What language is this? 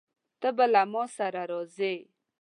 Pashto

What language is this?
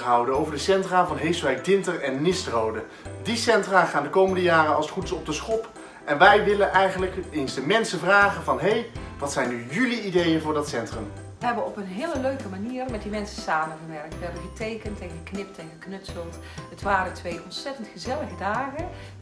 Dutch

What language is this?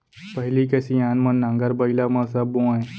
Chhattisgarhi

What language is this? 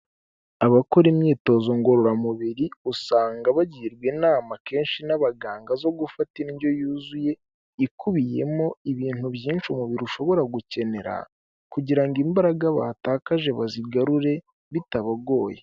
Kinyarwanda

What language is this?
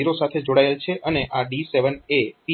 Gujarati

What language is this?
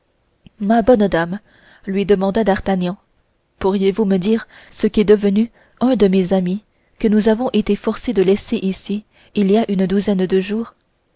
French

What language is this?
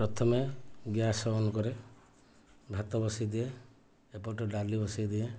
Odia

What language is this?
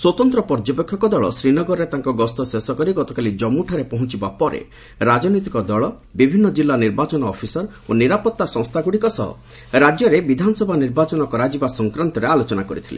Odia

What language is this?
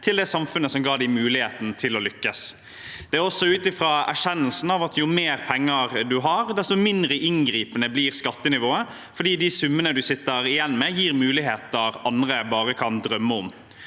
Norwegian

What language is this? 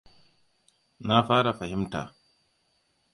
Hausa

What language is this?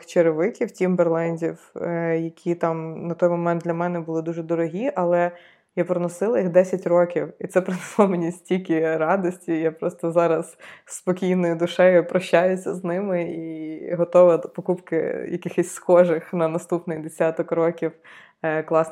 Ukrainian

